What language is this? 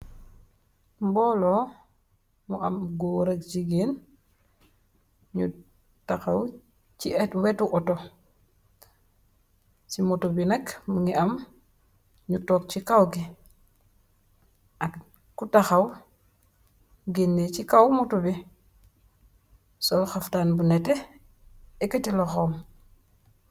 Wolof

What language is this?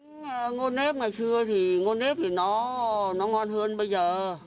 Vietnamese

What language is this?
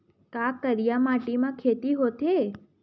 Chhattisgarhi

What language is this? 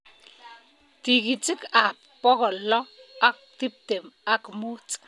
Kalenjin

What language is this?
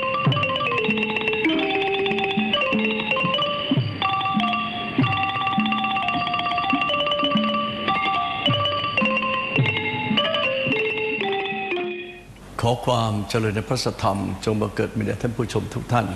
Thai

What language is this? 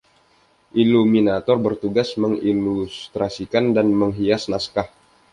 Indonesian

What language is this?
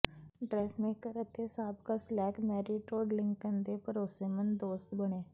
Punjabi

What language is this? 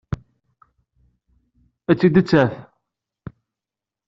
Kabyle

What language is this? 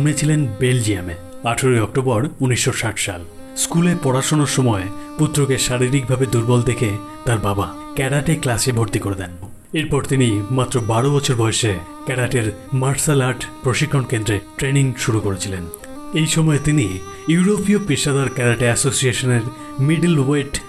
Bangla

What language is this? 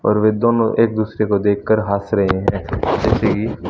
Hindi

